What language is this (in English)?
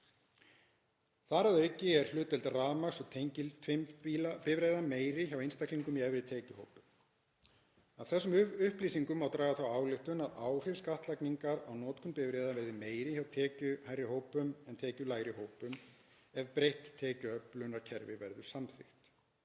Icelandic